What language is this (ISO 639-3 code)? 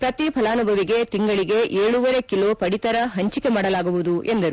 kan